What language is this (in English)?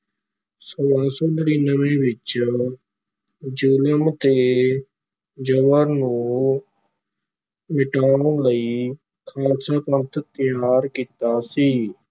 Punjabi